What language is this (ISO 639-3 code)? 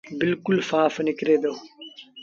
sbn